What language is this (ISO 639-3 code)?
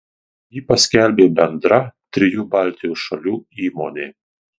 lit